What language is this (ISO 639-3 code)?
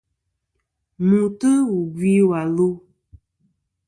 bkm